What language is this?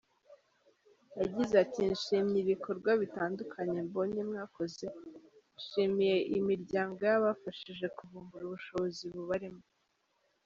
Kinyarwanda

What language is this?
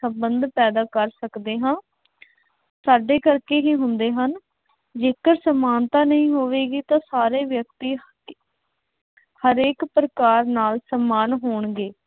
Punjabi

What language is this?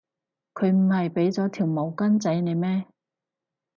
Cantonese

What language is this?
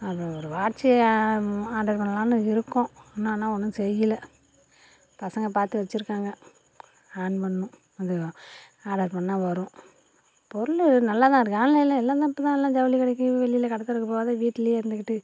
Tamil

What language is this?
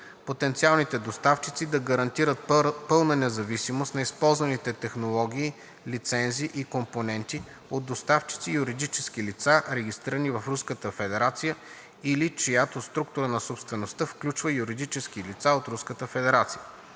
Bulgarian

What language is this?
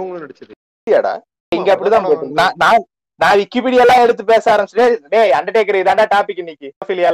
Tamil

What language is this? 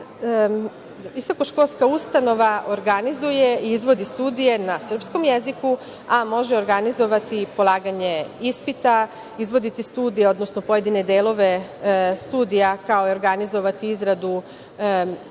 Serbian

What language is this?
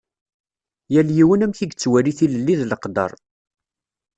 Kabyle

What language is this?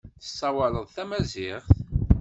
Kabyle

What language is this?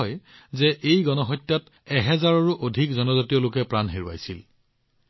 Assamese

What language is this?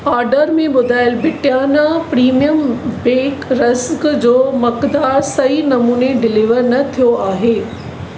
Sindhi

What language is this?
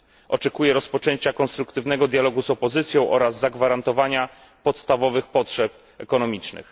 Polish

